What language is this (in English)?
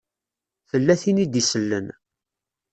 Kabyle